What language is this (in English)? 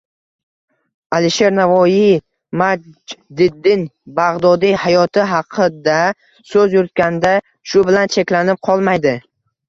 Uzbek